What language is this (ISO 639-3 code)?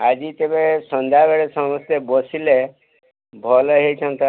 ori